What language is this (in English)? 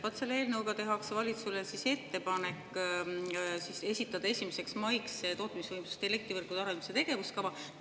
Estonian